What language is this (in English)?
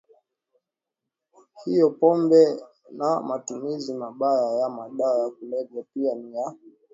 Swahili